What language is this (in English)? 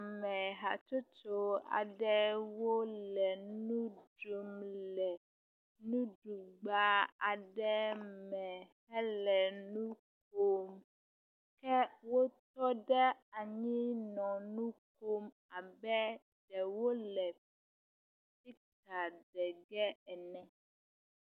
Ewe